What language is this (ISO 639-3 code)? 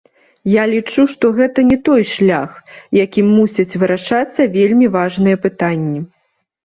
bel